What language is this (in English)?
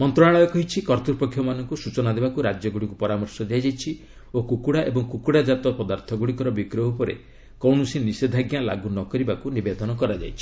Odia